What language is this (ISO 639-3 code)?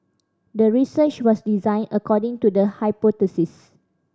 eng